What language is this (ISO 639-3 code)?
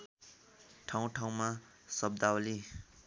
nep